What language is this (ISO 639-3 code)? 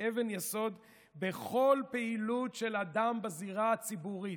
heb